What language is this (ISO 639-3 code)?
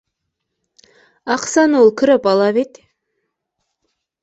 bak